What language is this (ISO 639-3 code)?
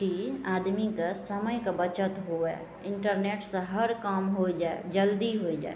mai